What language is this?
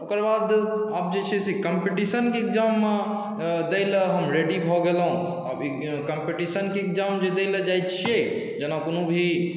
Maithili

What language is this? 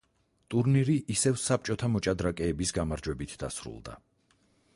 Georgian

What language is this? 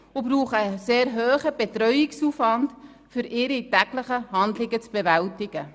Swiss German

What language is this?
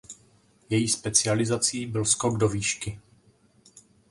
Czech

